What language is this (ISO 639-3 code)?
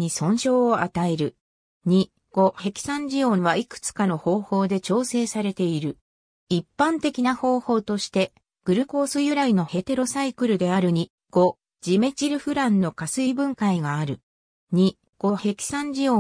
jpn